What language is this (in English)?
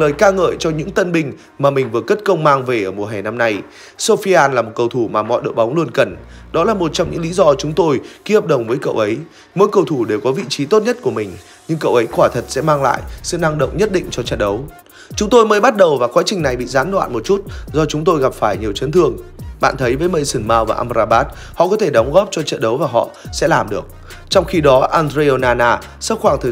Vietnamese